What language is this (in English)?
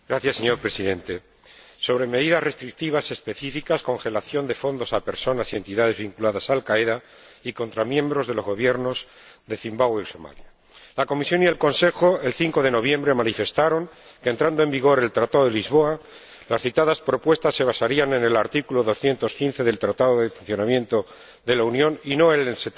Spanish